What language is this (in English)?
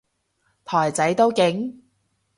Cantonese